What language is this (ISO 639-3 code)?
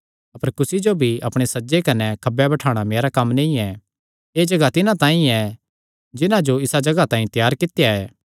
xnr